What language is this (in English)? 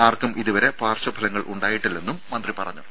Malayalam